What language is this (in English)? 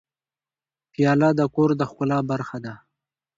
Pashto